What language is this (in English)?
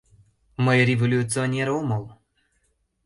Mari